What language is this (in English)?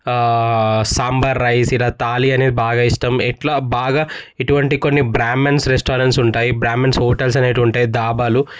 Telugu